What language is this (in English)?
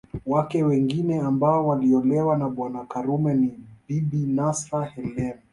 Swahili